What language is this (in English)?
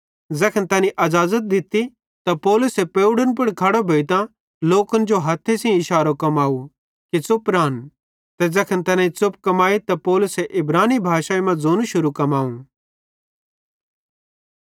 Bhadrawahi